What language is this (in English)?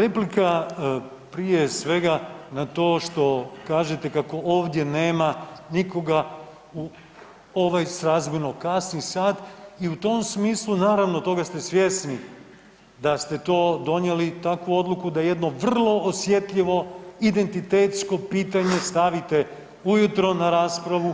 Croatian